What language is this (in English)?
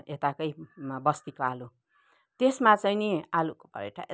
Nepali